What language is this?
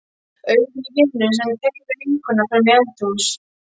Icelandic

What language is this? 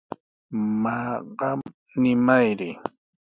Sihuas Ancash Quechua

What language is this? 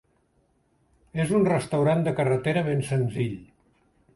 Catalan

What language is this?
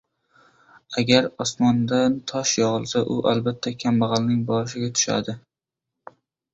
Uzbek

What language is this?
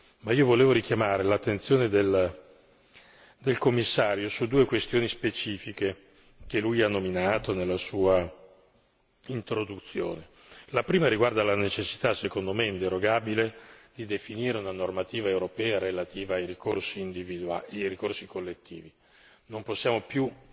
Italian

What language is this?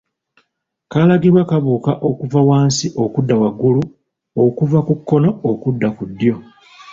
Ganda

